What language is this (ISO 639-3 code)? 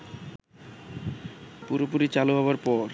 ben